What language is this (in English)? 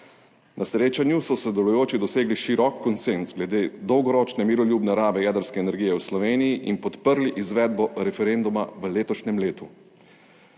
Slovenian